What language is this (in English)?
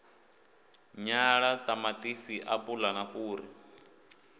Venda